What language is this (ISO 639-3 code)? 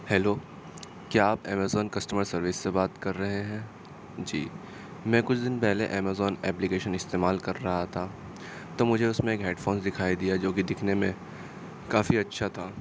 urd